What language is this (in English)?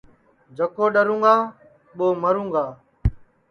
Sansi